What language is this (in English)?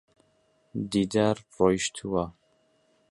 Central Kurdish